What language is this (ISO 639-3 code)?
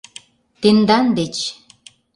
chm